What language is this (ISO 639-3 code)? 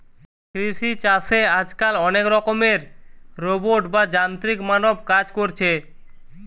ben